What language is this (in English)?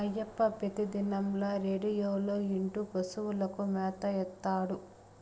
Telugu